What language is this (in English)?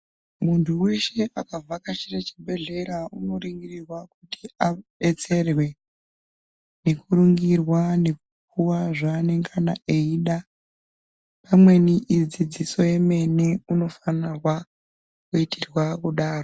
Ndau